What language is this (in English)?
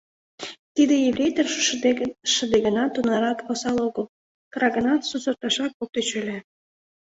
Mari